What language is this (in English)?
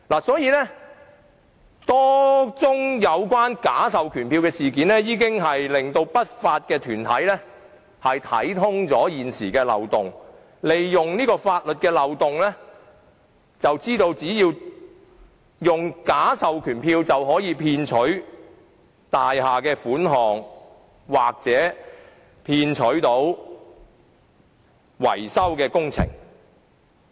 Cantonese